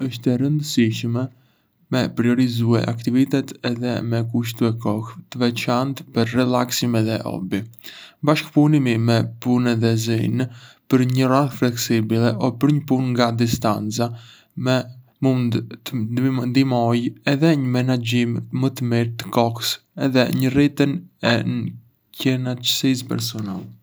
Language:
Arbëreshë Albanian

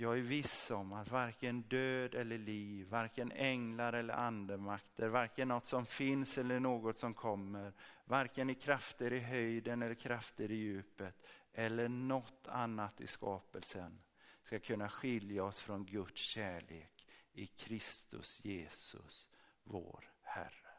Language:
Swedish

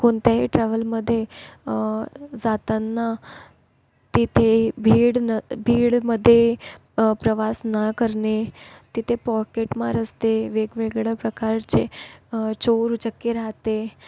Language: Marathi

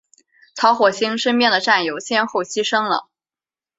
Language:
Chinese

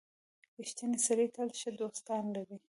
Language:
Pashto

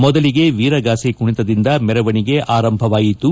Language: Kannada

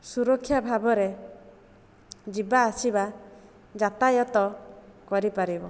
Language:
Odia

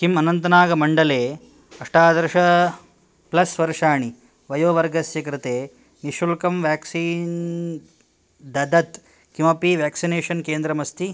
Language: Sanskrit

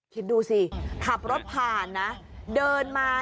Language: Thai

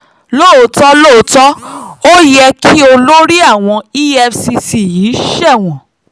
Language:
Yoruba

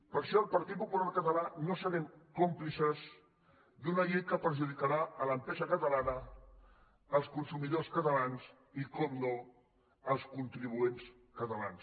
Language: Catalan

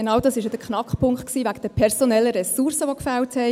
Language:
Swiss German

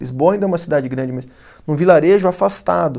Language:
Portuguese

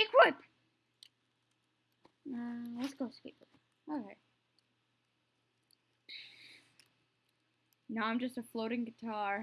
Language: English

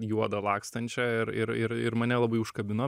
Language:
Lithuanian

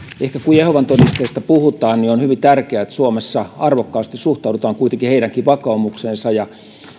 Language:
Finnish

